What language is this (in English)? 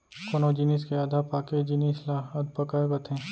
Chhattisgarhi